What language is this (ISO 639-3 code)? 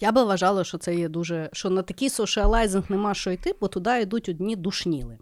ukr